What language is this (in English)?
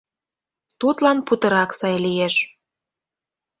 Mari